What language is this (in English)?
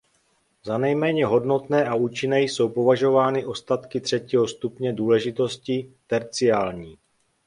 Czech